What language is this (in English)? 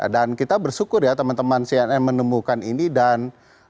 Indonesian